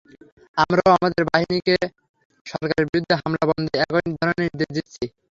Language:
Bangla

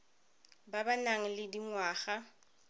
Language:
Tswana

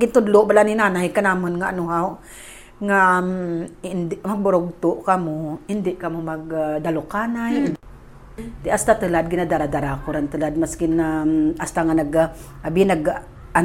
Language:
Filipino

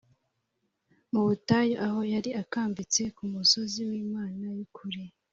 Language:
Kinyarwanda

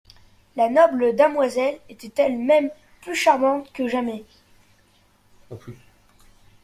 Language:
French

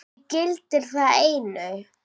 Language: Icelandic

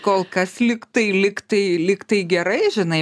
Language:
Lithuanian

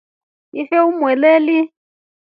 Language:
Rombo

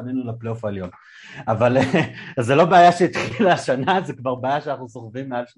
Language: Hebrew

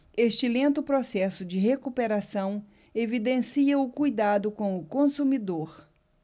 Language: Portuguese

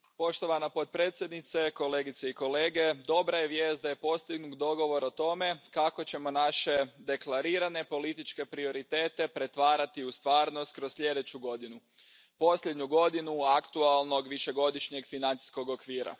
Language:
Croatian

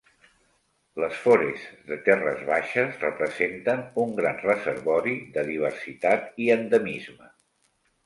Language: Catalan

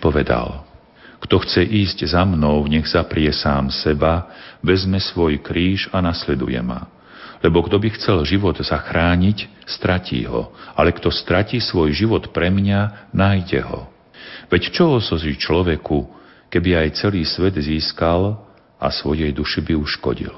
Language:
Slovak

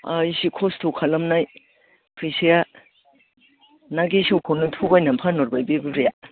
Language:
Bodo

